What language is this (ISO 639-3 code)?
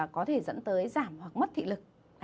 vie